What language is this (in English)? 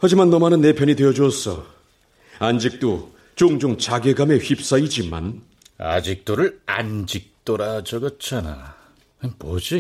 Korean